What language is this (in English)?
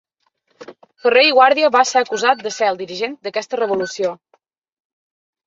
Catalan